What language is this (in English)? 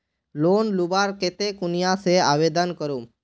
Magahi